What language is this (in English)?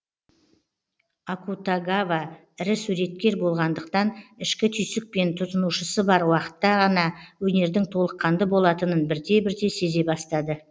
Kazakh